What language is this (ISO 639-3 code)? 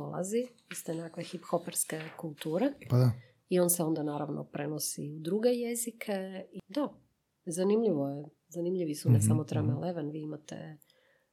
hrv